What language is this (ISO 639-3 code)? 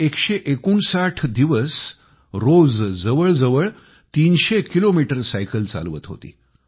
mar